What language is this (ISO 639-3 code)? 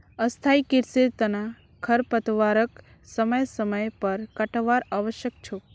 mag